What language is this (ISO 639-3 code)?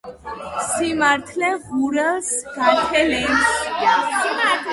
kat